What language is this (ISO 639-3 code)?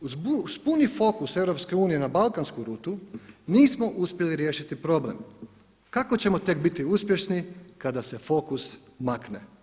hrv